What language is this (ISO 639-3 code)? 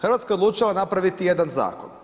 hrv